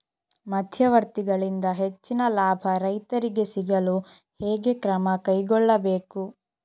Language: Kannada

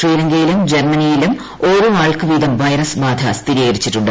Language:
Malayalam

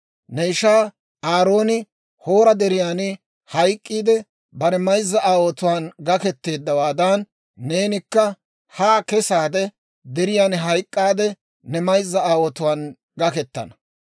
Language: Dawro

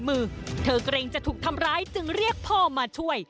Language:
Thai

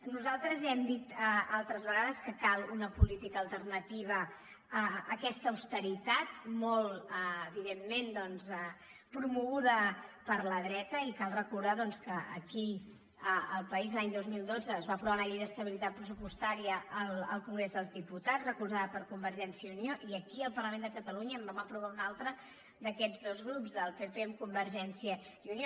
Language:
Catalan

